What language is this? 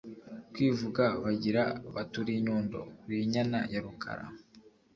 Kinyarwanda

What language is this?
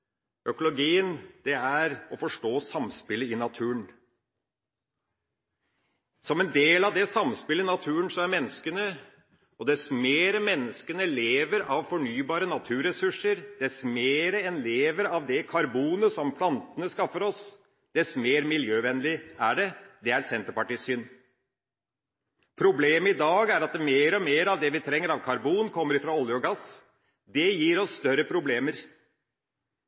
Norwegian Bokmål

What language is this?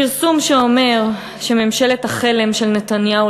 Hebrew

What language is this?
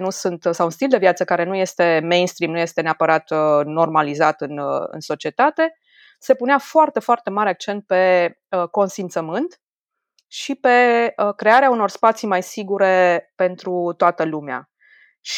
Romanian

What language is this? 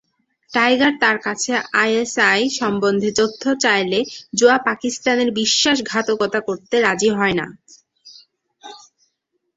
Bangla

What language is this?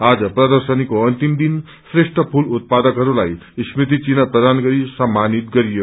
Nepali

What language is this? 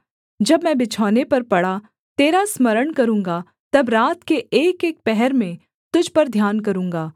Hindi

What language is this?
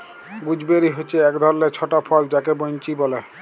Bangla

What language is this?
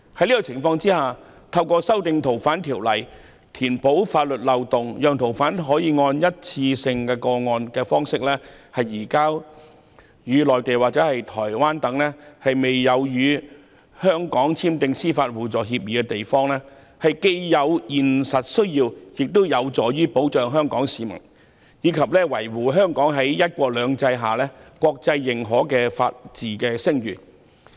Cantonese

